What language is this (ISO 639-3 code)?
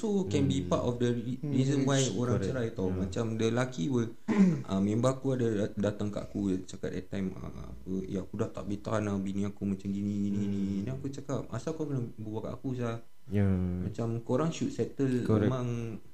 msa